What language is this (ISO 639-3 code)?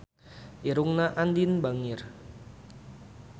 sun